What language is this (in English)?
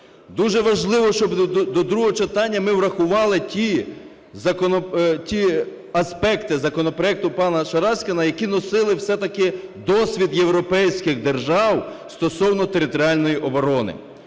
Ukrainian